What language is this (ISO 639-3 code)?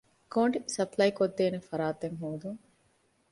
div